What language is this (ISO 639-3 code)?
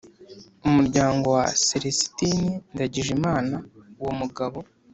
kin